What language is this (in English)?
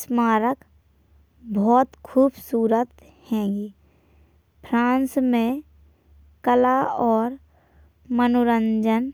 Bundeli